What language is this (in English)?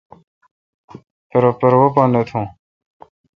Kalkoti